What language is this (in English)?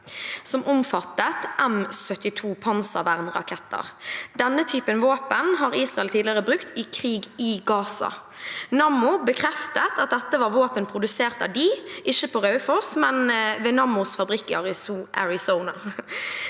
Norwegian